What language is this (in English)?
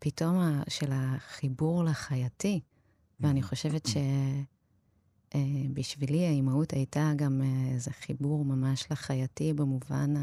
Hebrew